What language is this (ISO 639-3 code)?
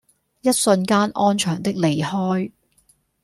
yue